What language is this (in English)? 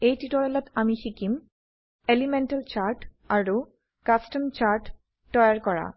Assamese